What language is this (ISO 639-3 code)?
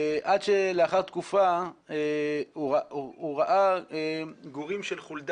heb